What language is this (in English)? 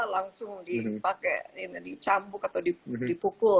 Indonesian